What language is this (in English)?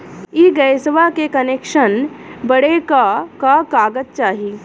Bhojpuri